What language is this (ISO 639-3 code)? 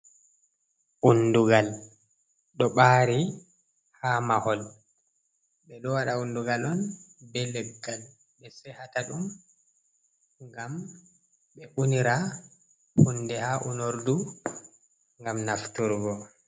ful